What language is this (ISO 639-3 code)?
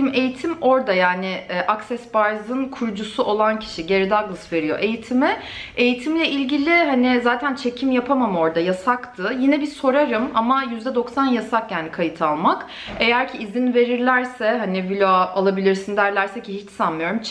tur